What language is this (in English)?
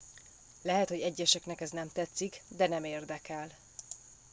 Hungarian